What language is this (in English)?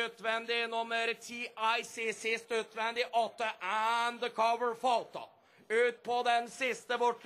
Norwegian